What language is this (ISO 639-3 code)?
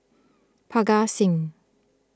eng